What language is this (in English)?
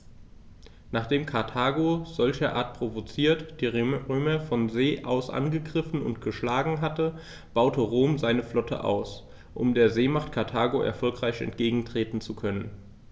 German